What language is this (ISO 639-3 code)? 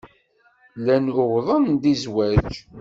kab